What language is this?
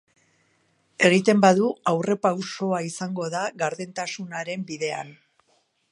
Basque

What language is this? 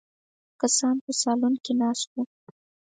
Pashto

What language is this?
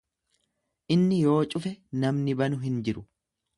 Oromo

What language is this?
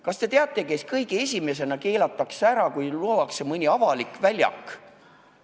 Estonian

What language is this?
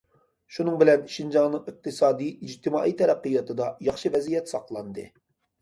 Uyghur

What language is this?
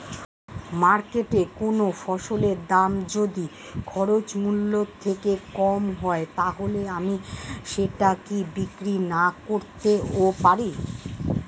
Bangla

